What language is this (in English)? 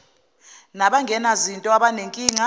Zulu